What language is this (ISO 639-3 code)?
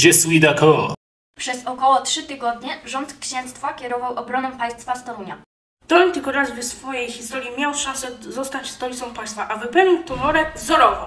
pol